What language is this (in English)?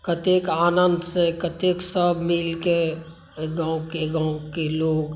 Maithili